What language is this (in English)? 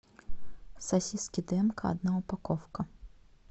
Russian